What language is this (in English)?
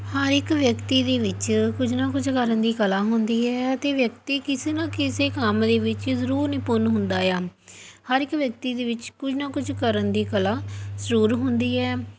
Punjabi